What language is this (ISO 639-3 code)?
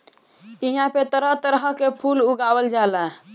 bho